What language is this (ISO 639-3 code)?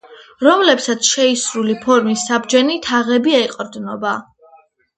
kat